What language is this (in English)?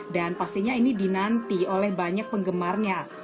Indonesian